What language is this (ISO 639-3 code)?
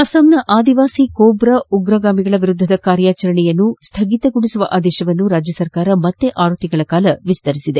kan